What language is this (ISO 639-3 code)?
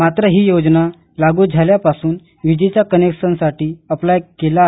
mar